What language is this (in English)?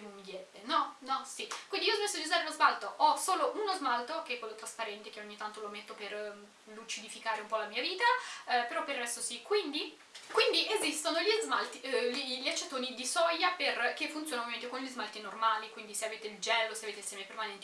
Italian